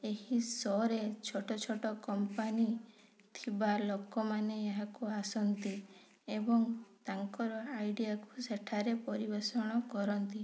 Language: Odia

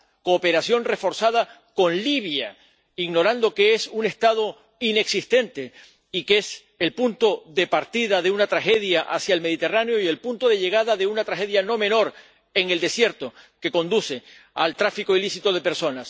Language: Spanish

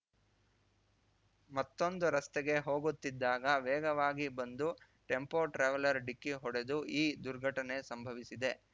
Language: Kannada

